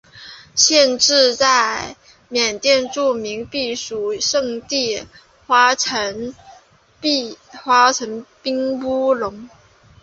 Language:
Chinese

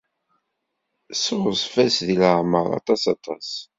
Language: Kabyle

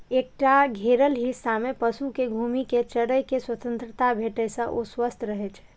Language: Maithili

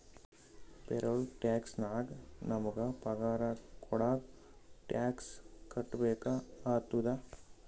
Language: Kannada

